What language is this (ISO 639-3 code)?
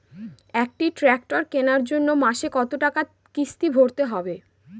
ben